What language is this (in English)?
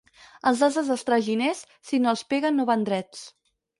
Catalan